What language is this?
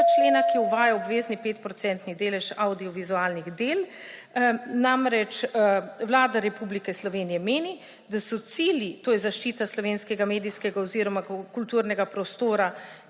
Slovenian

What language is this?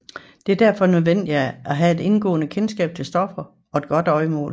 Danish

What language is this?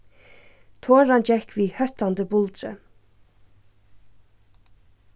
Faroese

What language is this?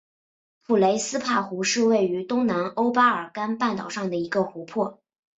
Chinese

